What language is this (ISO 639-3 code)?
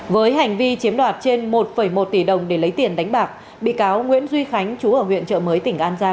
vie